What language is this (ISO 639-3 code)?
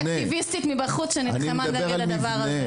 heb